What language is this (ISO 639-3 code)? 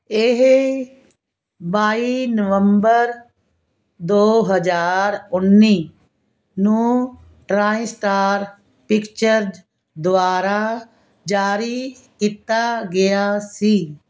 pan